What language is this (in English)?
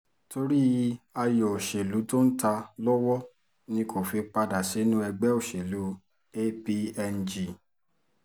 Yoruba